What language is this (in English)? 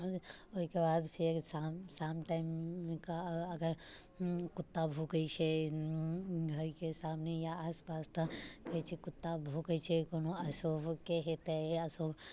Maithili